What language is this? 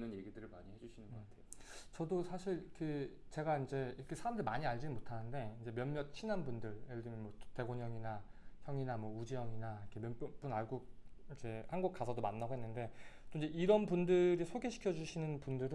Korean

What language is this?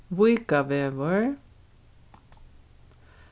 Faroese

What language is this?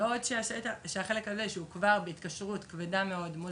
Hebrew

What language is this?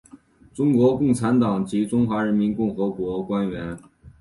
Chinese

